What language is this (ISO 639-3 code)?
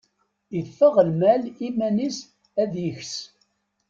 kab